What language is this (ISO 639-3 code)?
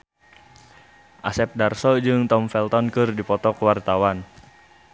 sun